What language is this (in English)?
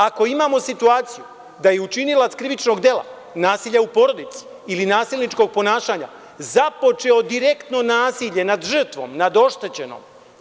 Serbian